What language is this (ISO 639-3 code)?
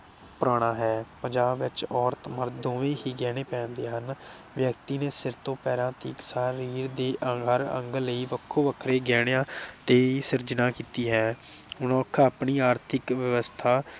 pan